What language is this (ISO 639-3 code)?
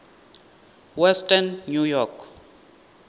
ven